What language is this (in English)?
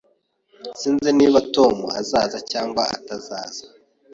Kinyarwanda